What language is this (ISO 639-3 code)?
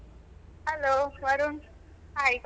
kan